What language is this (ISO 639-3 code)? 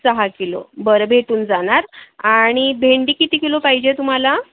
mar